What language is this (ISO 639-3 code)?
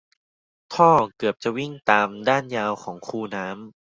tha